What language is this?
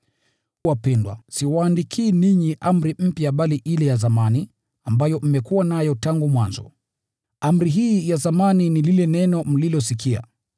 Swahili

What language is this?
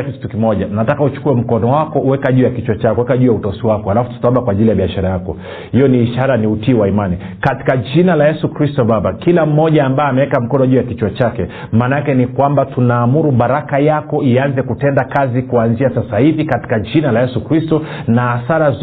Swahili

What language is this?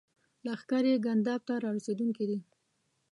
Pashto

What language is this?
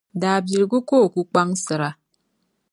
Dagbani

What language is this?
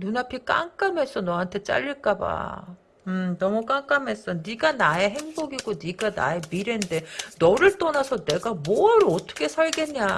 Korean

